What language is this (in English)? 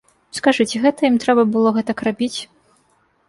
Belarusian